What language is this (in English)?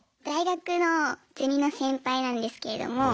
Japanese